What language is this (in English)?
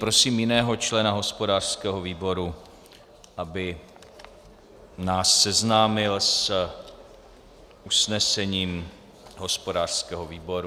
Czech